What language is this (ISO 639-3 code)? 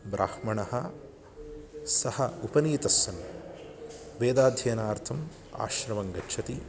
san